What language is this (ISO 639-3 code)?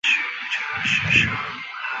zho